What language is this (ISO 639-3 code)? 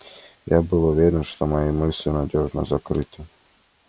rus